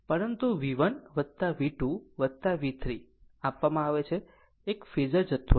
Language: Gujarati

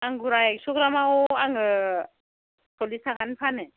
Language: Bodo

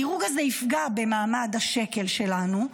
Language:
Hebrew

